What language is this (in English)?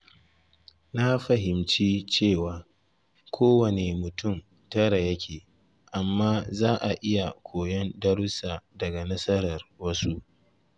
Hausa